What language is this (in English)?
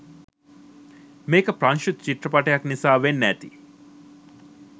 Sinhala